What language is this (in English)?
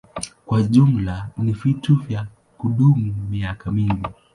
Swahili